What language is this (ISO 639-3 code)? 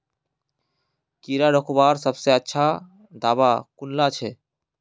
mag